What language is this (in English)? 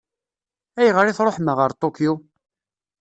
Kabyle